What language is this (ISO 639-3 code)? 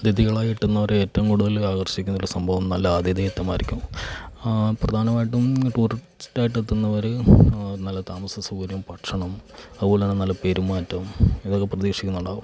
mal